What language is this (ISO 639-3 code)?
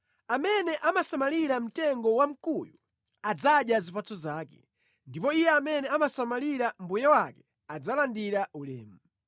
nya